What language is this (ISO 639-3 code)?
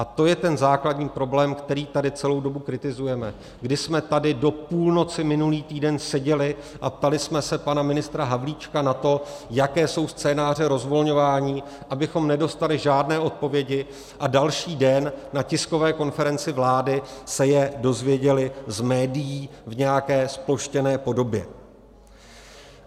ces